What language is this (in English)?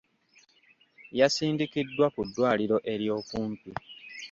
Ganda